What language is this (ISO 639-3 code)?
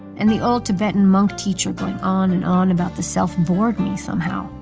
eng